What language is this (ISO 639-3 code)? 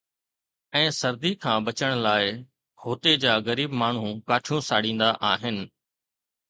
snd